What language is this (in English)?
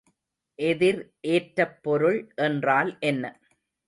Tamil